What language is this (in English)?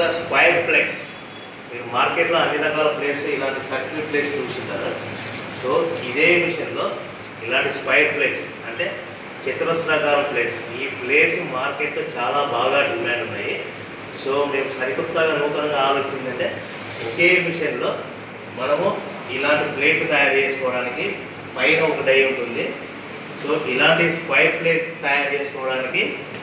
Hindi